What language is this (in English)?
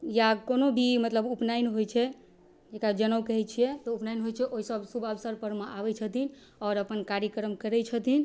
Maithili